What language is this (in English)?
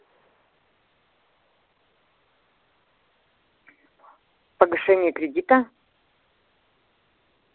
Russian